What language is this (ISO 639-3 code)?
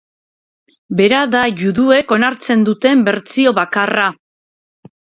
eus